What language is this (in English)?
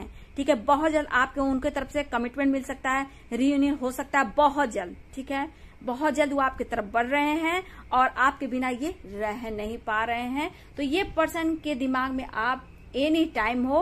Hindi